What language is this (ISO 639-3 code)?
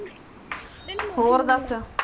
pan